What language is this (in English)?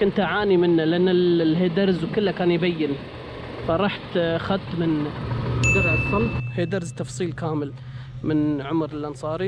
Arabic